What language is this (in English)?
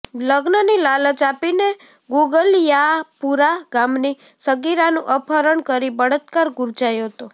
Gujarati